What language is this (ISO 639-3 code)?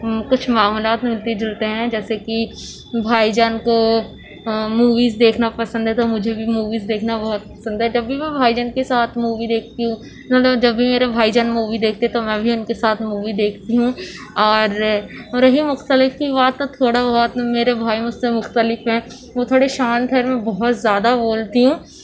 urd